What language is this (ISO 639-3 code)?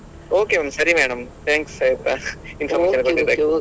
kan